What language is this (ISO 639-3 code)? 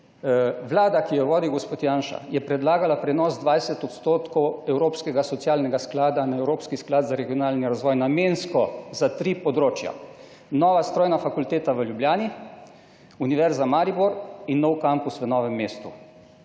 slv